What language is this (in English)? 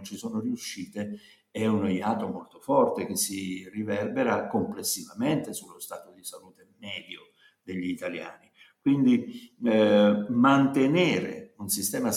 Italian